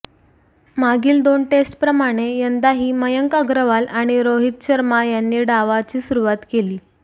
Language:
Marathi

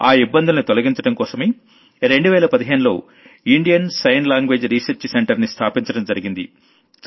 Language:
Telugu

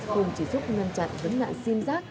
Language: Vietnamese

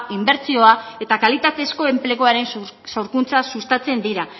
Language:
Basque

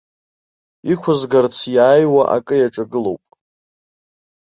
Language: Abkhazian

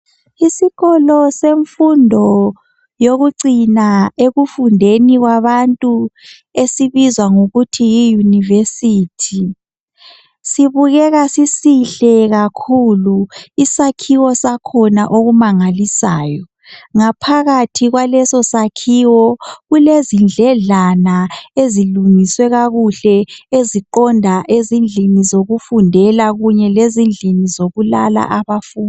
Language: North Ndebele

